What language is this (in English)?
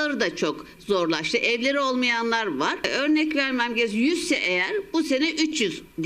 Turkish